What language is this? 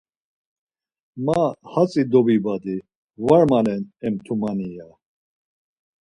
Laz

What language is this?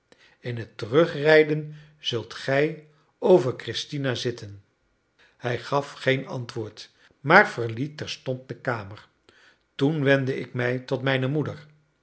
Dutch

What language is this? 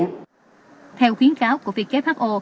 Vietnamese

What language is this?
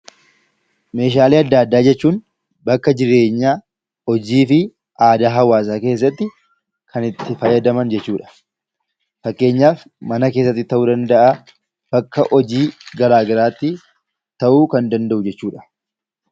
Oromo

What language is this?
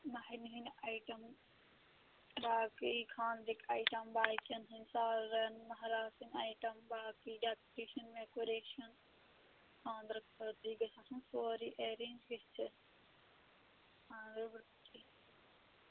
Kashmiri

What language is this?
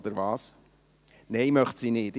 Swiss German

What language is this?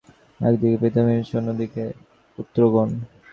Bangla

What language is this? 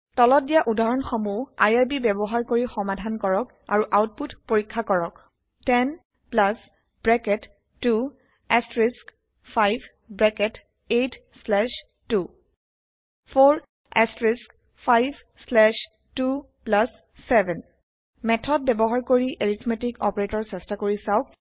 Assamese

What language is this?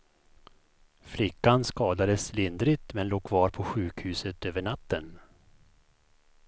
Swedish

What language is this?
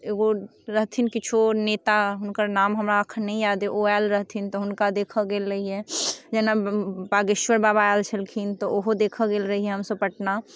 Maithili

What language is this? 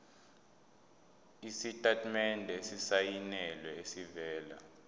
Zulu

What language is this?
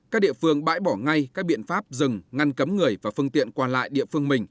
Vietnamese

